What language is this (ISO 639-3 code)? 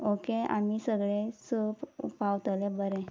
kok